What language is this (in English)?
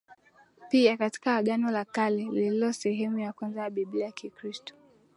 Swahili